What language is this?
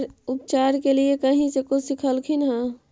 Magahi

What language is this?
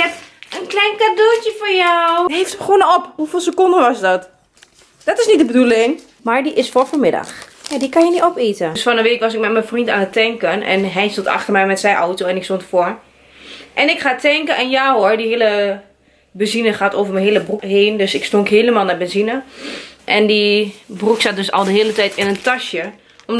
Dutch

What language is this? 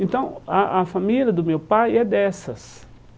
Portuguese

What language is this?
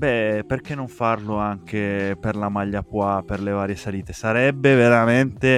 Italian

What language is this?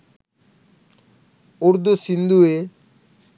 Sinhala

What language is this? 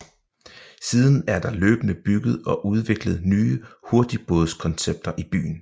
Danish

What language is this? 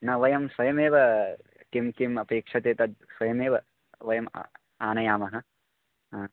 Sanskrit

